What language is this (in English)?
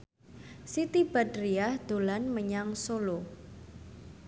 Javanese